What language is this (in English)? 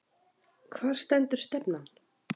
Icelandic